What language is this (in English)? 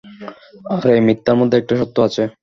Bangla